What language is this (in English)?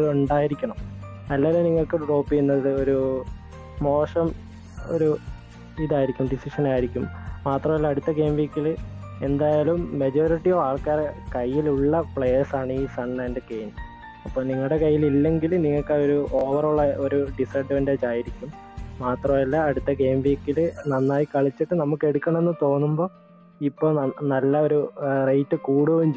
Malayalam